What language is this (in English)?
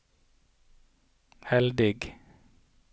Norwegian